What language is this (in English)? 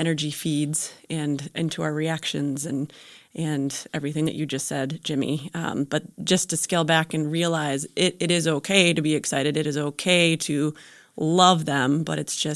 English